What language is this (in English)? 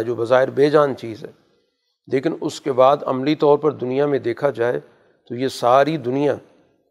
Urdu